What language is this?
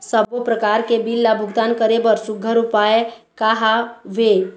Chhattisgarhi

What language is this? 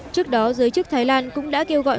Vietnamese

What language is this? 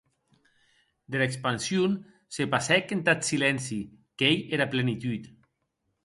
Occitan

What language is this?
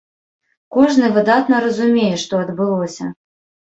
Belarusian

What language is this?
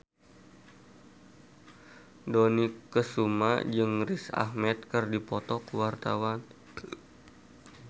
Sundanese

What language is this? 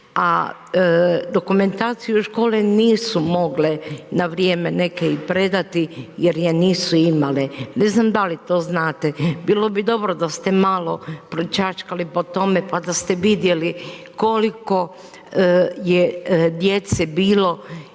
Croatian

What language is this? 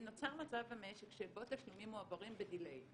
Hebrew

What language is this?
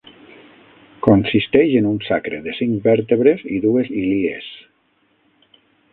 Catalan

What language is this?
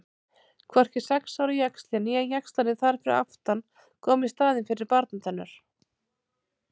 Icelandic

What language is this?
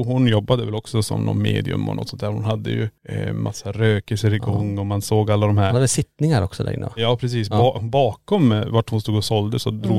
Swedish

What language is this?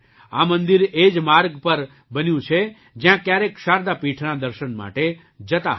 Gujarati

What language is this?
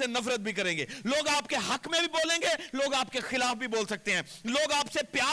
Urdu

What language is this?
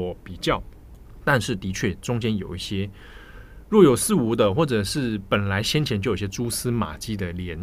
Chinese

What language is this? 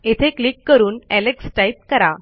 Marathi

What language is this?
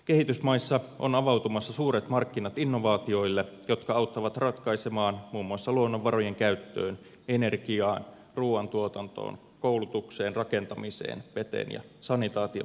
Finnish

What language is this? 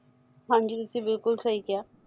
Punjabi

